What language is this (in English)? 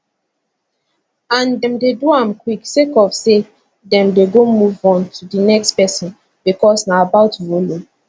Nigerian Pidgin